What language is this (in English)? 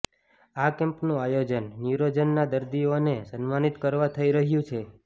Gujarati